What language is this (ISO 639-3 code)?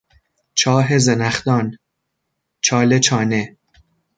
fas